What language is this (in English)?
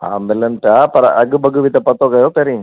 Sindhi